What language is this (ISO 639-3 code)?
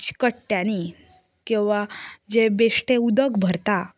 kok